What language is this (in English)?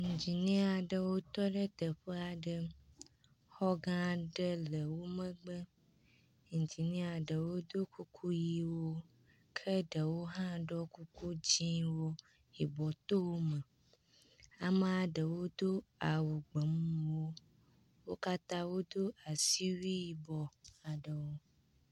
Ewe